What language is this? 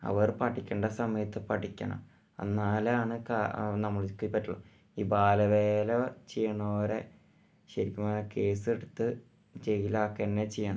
Malayalam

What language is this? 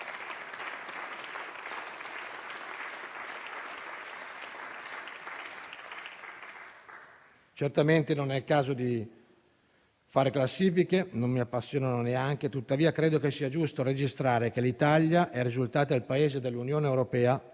Italian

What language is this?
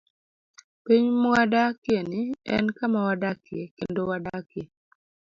Luo (Kenya and Tanzania)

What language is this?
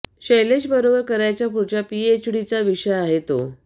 Marathi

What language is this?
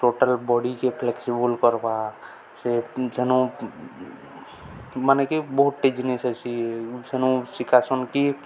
Odia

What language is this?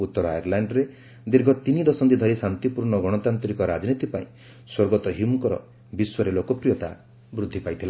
Odia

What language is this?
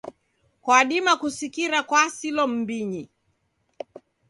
Taita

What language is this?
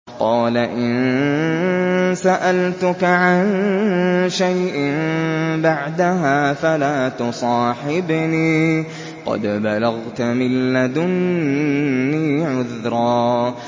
Arabic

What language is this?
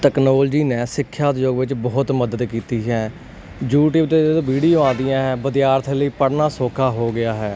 Punjabi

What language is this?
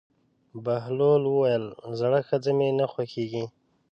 Pashto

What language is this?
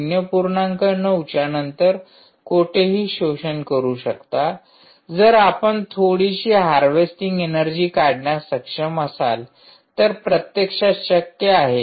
Marathi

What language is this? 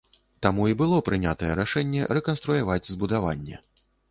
Belarusian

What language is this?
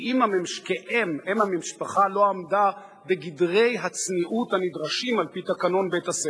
Hebrew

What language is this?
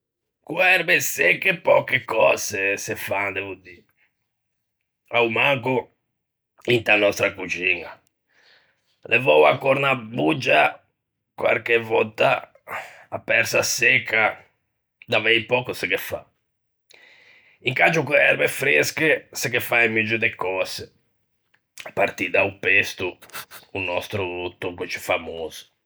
Ligurian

